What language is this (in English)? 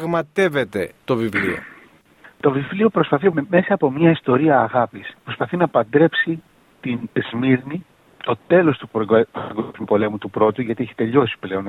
Greek